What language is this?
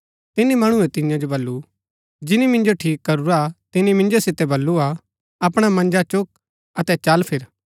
Gaddi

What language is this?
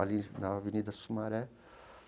Portuguese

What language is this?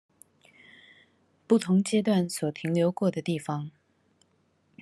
Chinese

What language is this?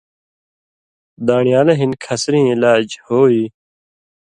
Indus Kohistani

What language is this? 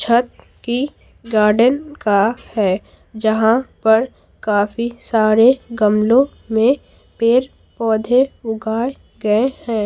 Hindi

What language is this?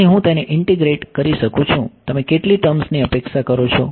Gujarati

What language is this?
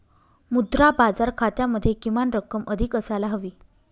Marathi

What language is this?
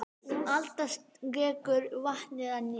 Icelandic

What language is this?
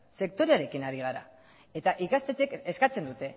Basque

